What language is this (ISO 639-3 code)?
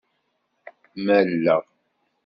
kab